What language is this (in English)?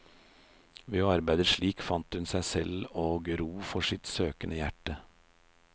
Norwegian